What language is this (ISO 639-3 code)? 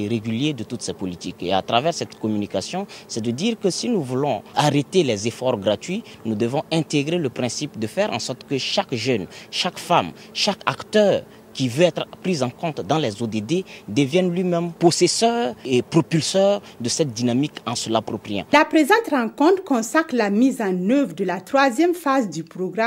fra